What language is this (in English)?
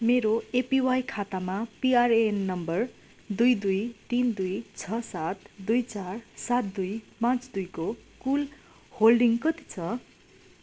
Nepali